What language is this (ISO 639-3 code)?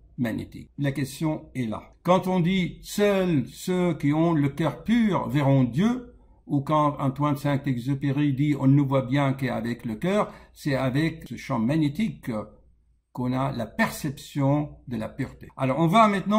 fra